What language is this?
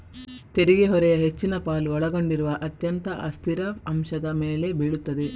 Kannada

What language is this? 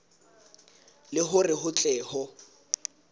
Southern Sotho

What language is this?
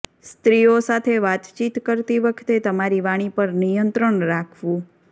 Gujarati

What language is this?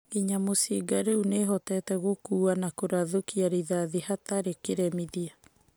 Kikuyu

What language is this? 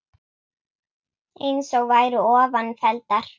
Icelandic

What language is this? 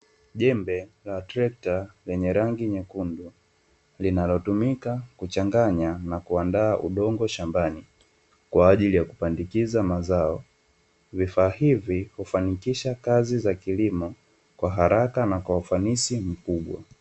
Swahili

